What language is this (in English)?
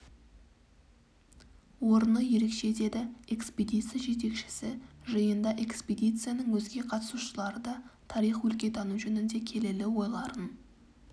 Kazakh